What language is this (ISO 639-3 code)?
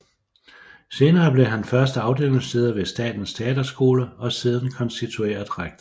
dan